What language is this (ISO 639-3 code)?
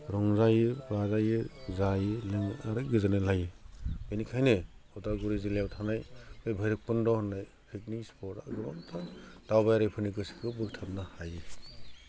brx